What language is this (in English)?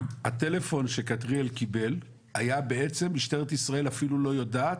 Hebrew